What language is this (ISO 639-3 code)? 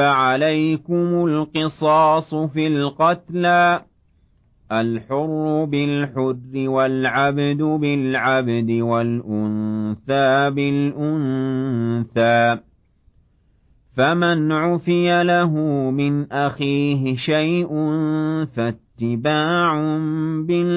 ara